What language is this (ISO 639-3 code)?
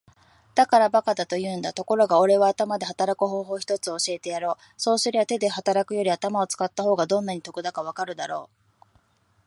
jpn